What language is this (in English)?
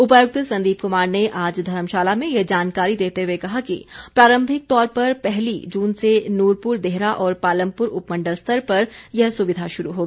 Hindi